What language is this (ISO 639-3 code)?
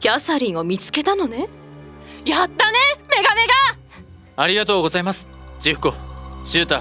jpn